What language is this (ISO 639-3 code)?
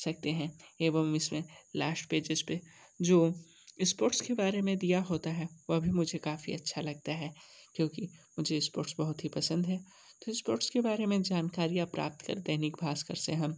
hin